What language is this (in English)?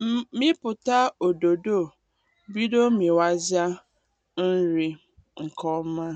Igbo